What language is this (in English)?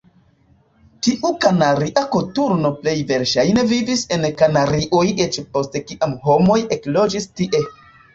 Esperanto